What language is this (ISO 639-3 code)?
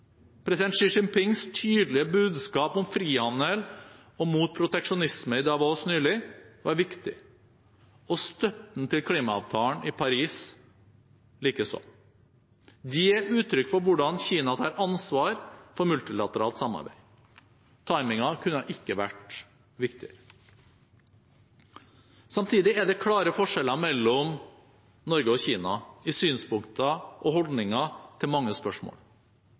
nob